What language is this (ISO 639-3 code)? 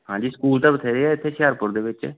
pan